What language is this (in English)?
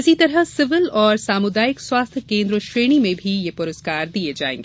Hindi